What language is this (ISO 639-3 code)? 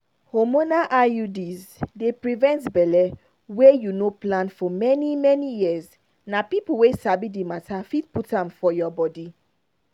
pcm